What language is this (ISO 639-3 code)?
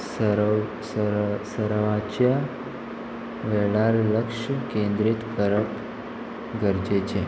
kok